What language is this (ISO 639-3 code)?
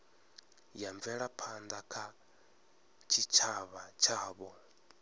ven